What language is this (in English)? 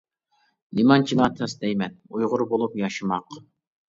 Uyghur